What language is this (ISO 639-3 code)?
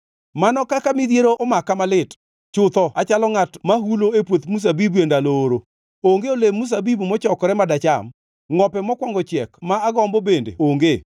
luo